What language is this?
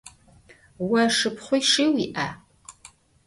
Adyghe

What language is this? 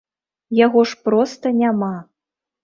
Belarusian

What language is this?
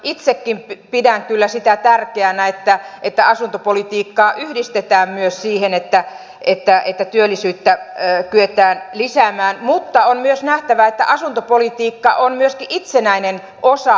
Finnish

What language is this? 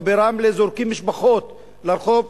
Hebrew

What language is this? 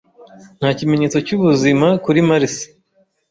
Kinyarwanda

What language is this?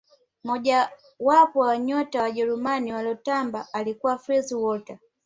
Swahili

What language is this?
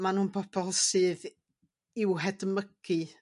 Welsh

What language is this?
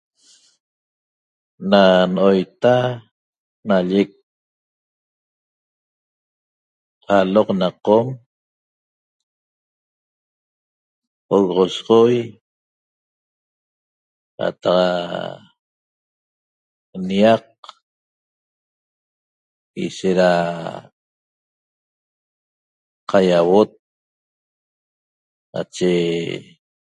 Toba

